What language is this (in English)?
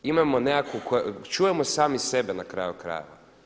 Croatian